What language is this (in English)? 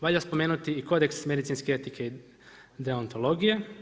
Croatian